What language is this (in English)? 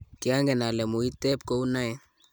Kalenjin